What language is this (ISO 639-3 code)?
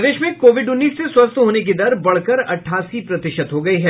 hin